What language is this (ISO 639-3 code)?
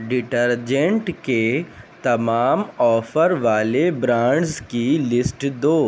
urd